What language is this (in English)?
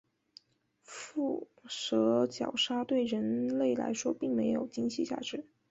Chinese